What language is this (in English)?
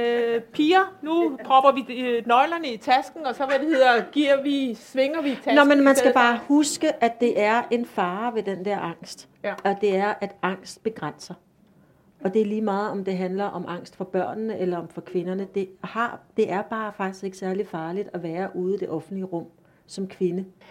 Danish